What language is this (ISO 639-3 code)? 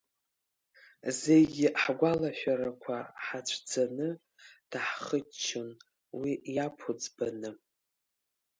abk